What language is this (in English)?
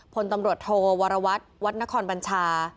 Thai